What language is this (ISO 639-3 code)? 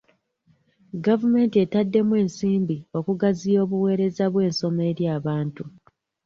lug